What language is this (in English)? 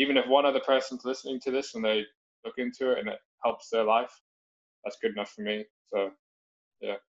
English